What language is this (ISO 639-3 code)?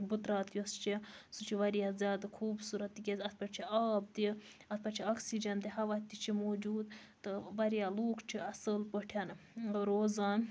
kas